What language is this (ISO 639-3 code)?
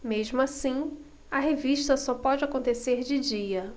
por